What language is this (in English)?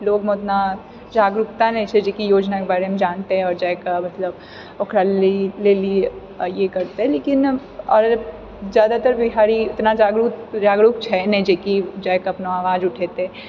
Maithili